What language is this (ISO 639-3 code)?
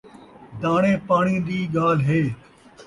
skr